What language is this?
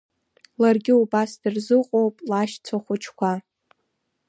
Abkhazian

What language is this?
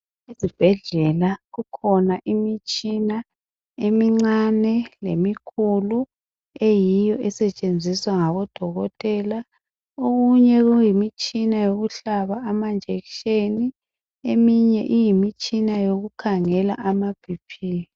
North Ndebele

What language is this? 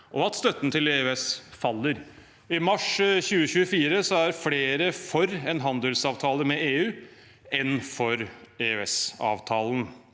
Norwegian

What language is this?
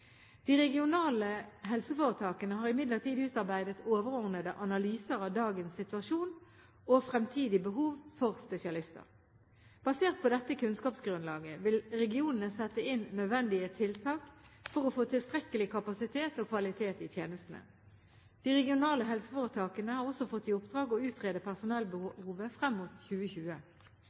Norwegian Bokmål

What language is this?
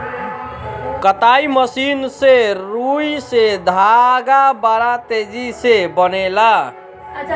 Bhojpuri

